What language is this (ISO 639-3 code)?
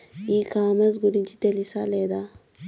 tel